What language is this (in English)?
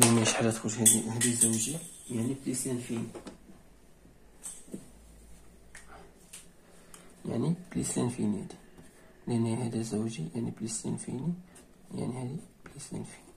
Arabic